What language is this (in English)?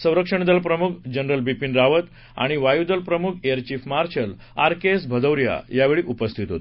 Marathi